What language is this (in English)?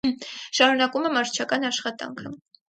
Armenian